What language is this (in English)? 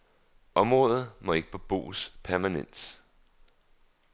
Danish